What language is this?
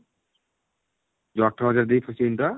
Odia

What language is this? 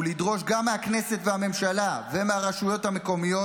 Hebrew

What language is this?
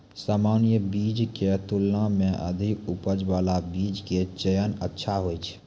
Maithili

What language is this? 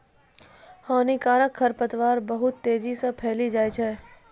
Maithili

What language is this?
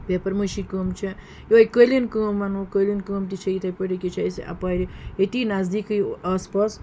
Kashmiri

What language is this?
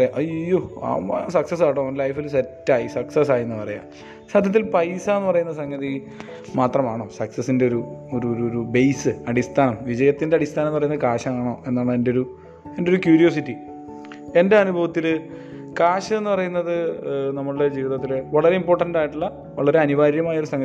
Malayalam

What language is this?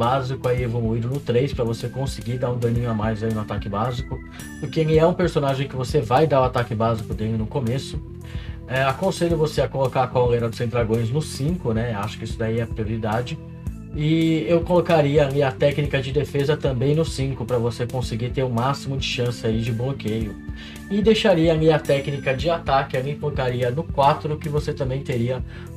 Portuguese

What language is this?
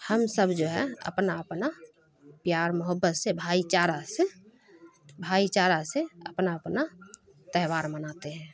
Urdu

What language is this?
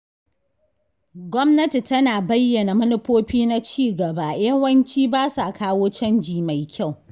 Hausa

